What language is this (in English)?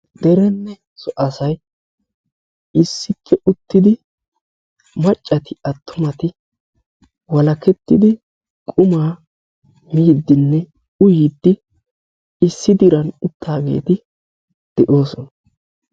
Wolaytta